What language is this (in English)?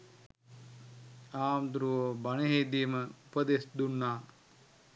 Sinhala